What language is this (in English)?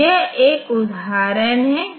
Hindi